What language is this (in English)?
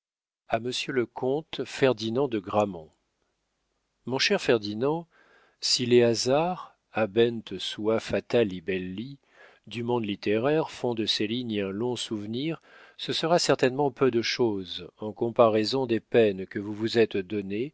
French